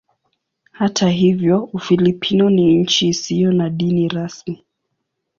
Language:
Swahili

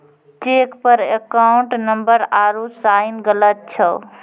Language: Maithili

